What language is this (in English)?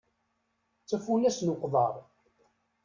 Kabyle